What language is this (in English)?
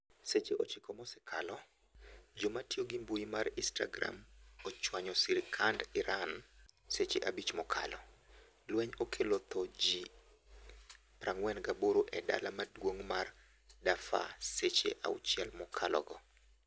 Luo (Kenya and Tanzania)